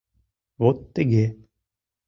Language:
Mari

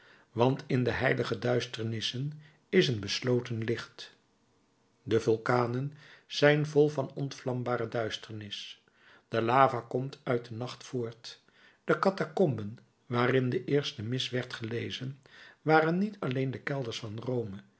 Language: Dutch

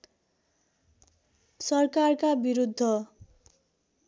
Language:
Nepali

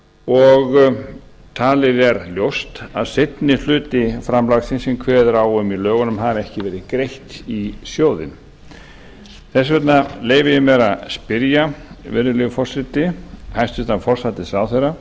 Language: Icelandic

